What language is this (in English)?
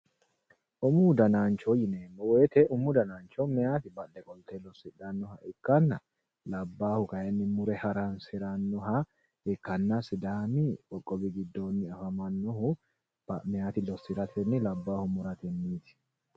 Sidamo